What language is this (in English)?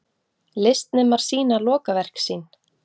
Icelandic